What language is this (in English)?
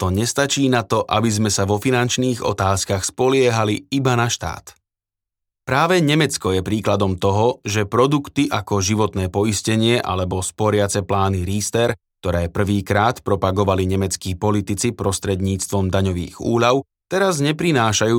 Slovak